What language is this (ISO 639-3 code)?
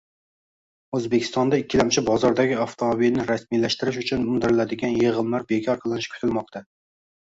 uzb